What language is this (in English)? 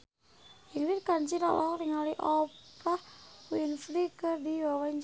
Sundanese